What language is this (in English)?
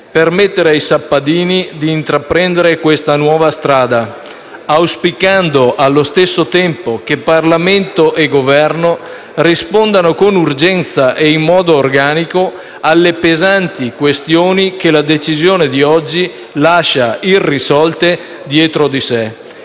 Italian